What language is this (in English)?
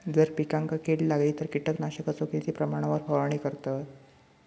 Marathi